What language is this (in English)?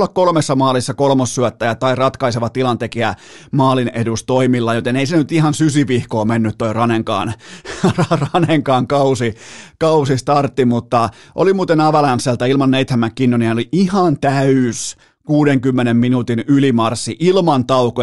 Finnish